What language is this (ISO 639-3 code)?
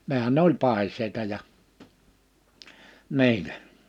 fin